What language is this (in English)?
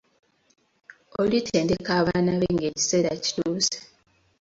Ganda